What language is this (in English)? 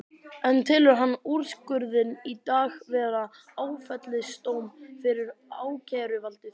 Icelandic